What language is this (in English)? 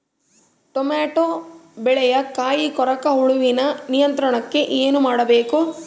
Kannada